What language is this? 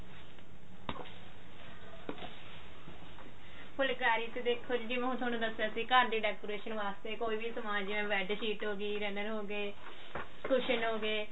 Punjabi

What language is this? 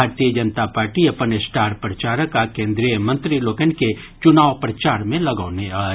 Maithili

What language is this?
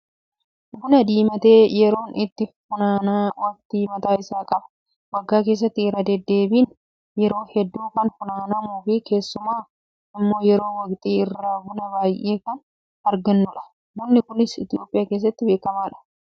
Oromo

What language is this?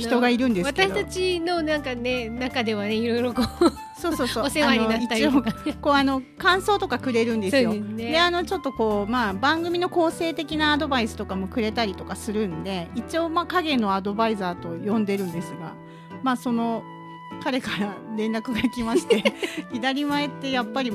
Japanese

